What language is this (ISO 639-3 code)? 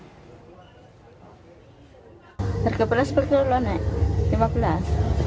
ind